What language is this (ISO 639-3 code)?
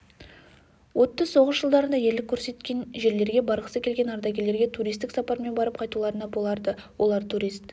kaz